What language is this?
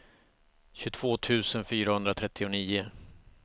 Swedish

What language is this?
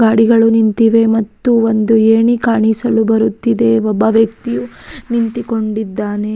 Kannada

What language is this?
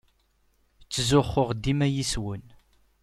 Kabyle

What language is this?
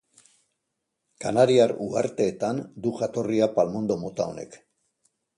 Basque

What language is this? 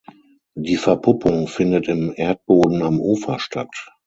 German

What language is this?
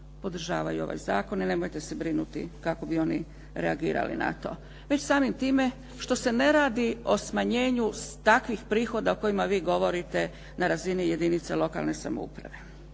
Croatian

